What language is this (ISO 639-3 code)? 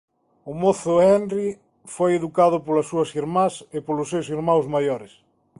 glg